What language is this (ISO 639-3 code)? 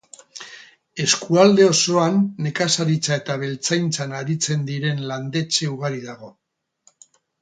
eus